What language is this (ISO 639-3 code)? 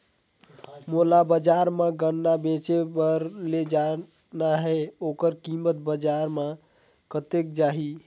hne